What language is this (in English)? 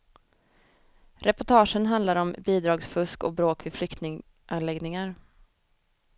Swedish